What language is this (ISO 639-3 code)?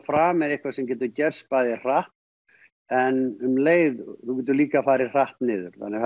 isl